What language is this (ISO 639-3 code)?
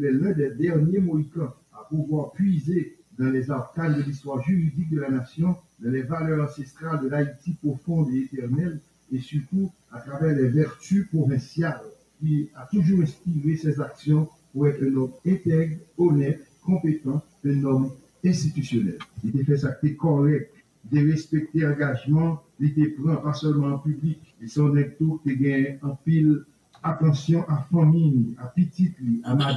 fra